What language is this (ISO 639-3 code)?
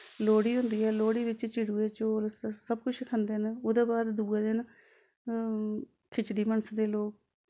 doi